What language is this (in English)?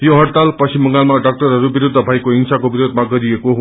Nepali